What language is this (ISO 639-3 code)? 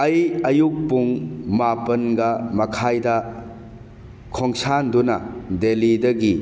mni